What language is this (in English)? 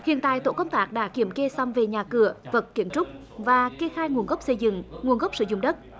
Vietnamese